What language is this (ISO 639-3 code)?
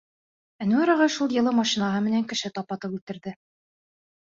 bak